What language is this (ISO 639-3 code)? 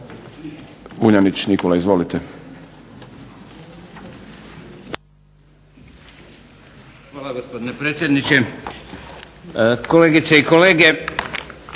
hrv